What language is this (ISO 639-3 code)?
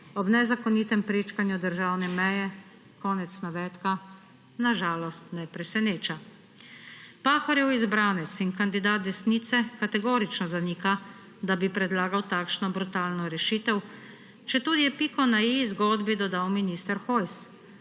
slv